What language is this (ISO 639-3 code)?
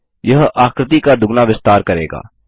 hin